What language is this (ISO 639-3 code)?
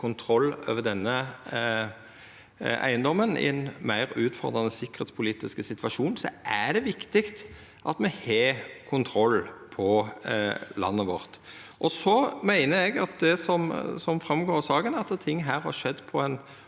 nor